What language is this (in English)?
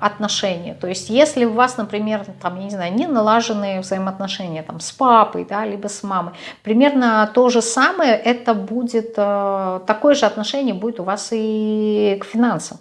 Russian